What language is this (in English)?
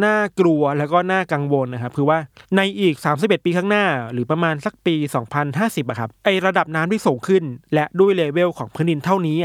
Thai